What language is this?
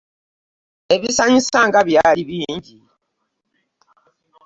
Ganda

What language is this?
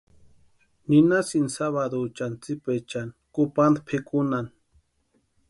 Western Highland Purepecha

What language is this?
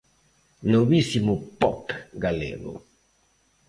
Galician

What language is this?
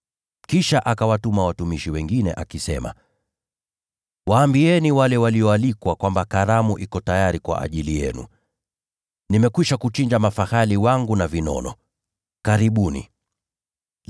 Swahili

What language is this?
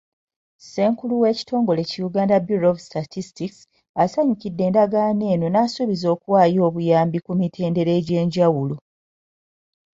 Ganda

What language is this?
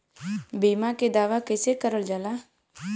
Bhojpuri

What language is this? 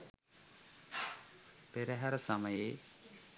Sinhala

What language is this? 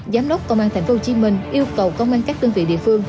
Vietnamese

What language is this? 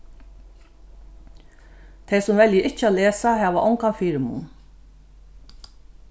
Faroese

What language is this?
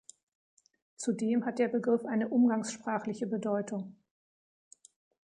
German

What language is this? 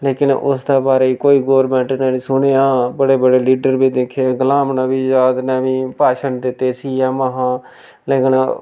Dogri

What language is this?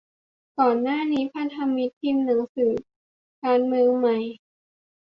Thai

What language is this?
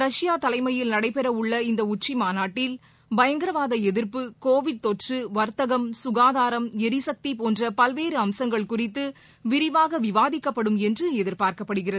Tamil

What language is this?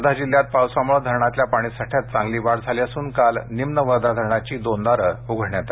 Marathi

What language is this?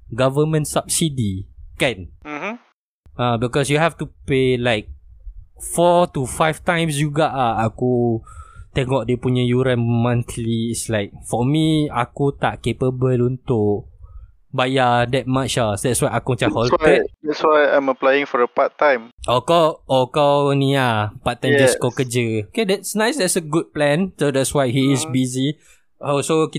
Malay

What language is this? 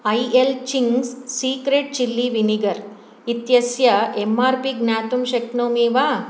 Sanskrit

